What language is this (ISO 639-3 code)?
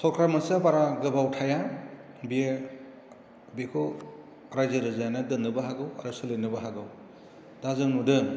brx